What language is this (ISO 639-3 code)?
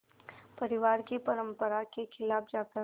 hin